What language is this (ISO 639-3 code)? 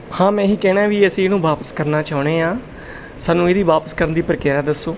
pan